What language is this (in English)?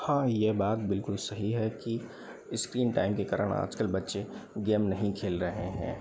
Hindi